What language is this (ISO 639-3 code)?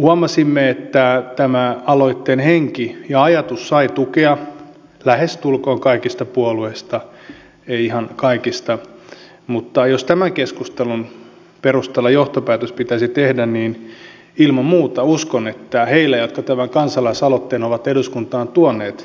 fin